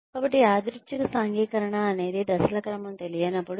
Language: Telugu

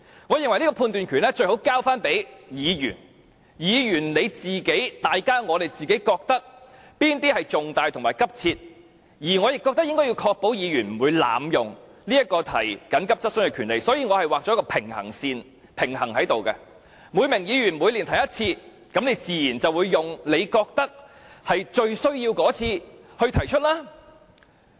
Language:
Cantonese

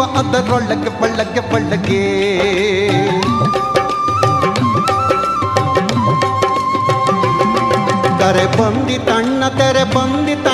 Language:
Kannada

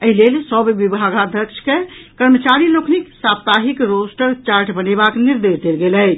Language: Maithili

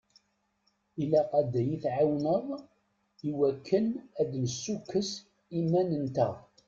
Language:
Kabyle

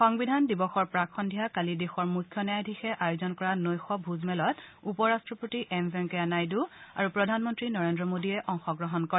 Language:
Assamese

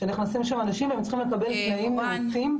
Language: Hebrew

